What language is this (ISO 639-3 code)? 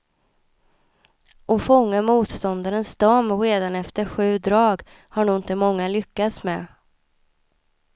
swe